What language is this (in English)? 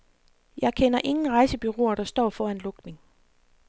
Danish